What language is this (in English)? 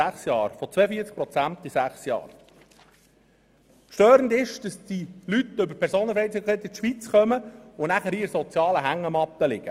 Swiss German